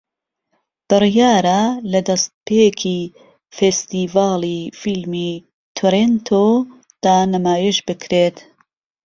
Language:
Central Kurdish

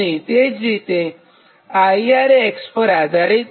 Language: Gujarati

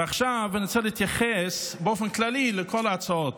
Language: Hebrew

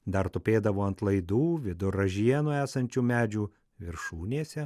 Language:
Lithuanian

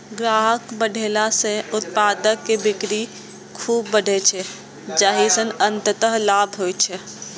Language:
Maithili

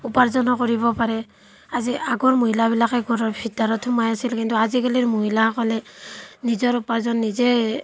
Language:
Assamese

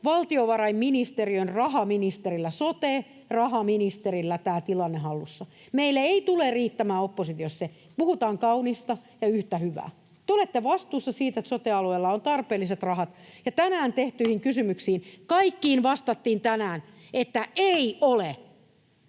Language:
Finnish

